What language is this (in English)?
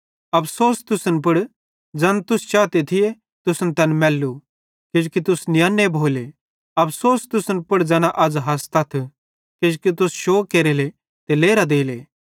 Bhadrawahi